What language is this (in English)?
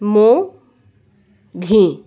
Assamese